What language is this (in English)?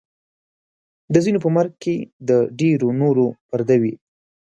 Pashto